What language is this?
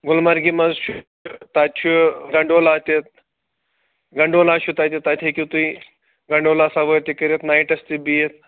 Kashmiri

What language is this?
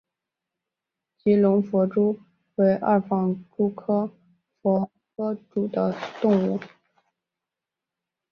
Chinese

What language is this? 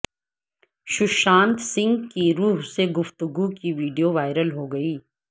Urdu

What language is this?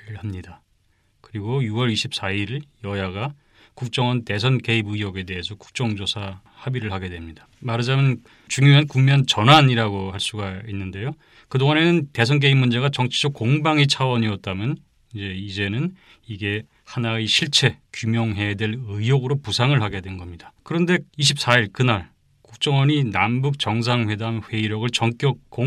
Korean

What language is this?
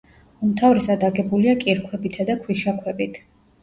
Georgian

